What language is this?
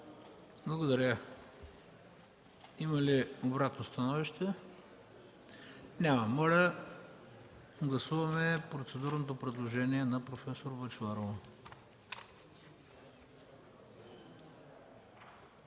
Bulgarian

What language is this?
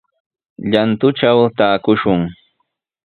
Sihuas Ancash Quechua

